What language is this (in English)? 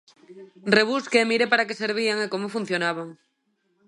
Galician